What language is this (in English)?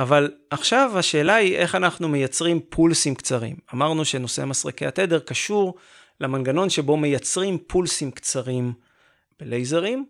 Hebrew